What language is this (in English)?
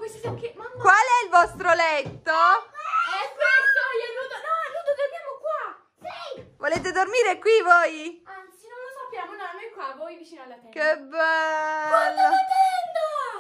Italian